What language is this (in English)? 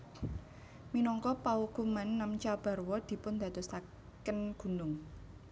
Javanese